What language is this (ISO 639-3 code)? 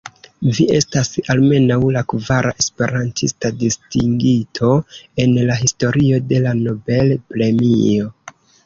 epo